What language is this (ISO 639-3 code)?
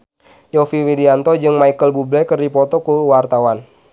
sun